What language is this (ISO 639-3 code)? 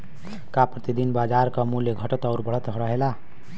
bho